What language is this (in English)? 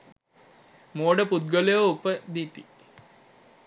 Sinhala